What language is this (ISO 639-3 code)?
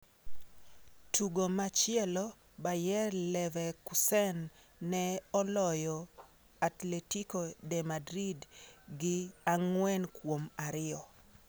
luo